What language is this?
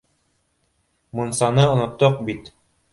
Bashkir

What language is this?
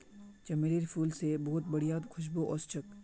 Magahi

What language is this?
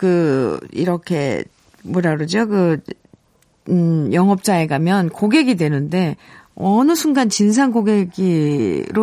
Korean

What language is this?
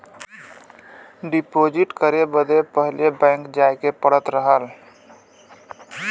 Bhojpuri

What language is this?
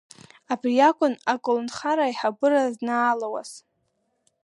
Abkhazian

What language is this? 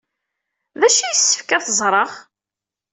Kabyle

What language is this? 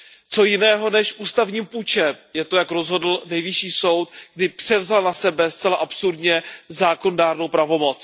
Czech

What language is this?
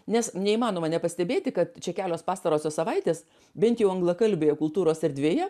Lithuanian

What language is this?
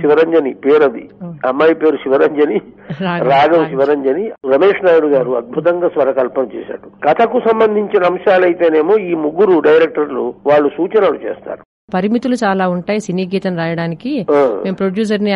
Telugu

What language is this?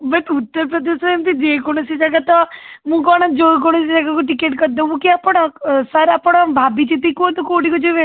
Odia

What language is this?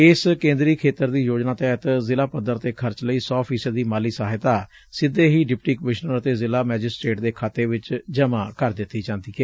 Punjabi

